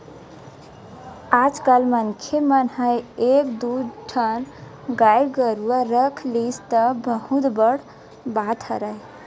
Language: Chhattisgarhi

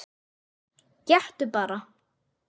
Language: Icelandic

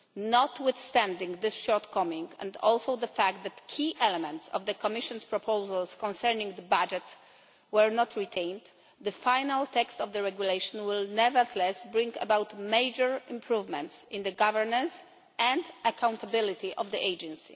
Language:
English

